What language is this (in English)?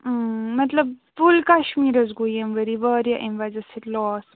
Kashmiri